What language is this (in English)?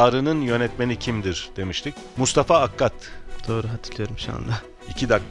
Turkish